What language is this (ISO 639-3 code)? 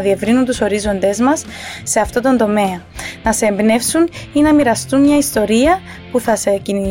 ell